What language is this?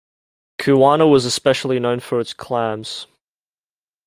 English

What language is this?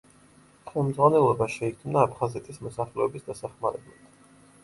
Georgian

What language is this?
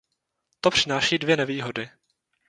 Czech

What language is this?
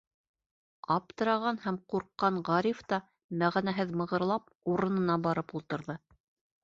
Bashkir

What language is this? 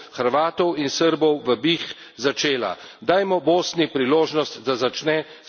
Slovenian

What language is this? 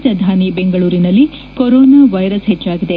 Kannada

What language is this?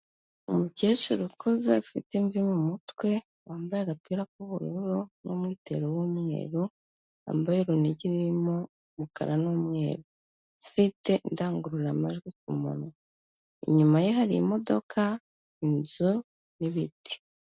Kinyarwanda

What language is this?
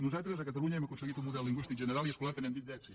Catalan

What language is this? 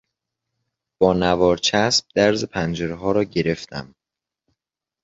Persian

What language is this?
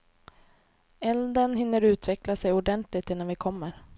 Swedish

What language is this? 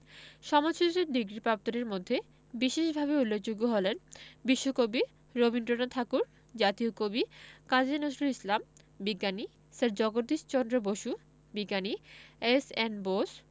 Bangla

